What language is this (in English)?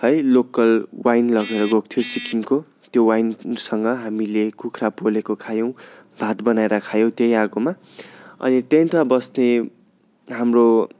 Nepali